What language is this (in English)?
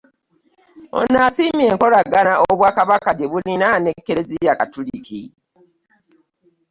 Ganda